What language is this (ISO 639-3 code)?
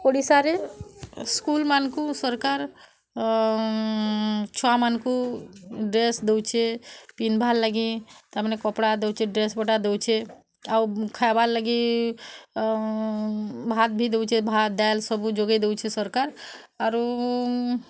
ori